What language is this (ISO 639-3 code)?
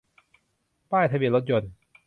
tha